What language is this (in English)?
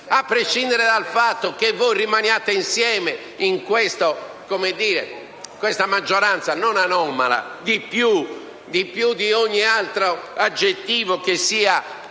Italian